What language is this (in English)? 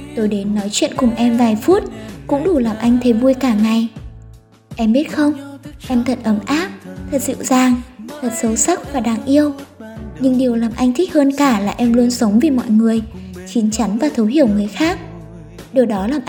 Vietnamese